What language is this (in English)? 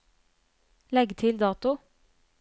Norwegian